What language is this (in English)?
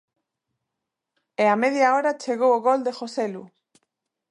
Galician